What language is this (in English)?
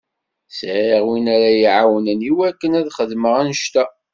Kabyle